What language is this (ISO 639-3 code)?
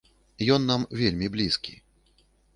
bel